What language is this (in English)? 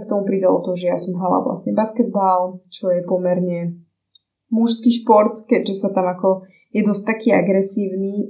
Slovak